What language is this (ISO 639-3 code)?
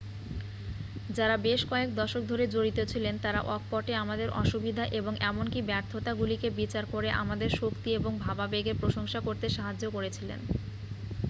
ben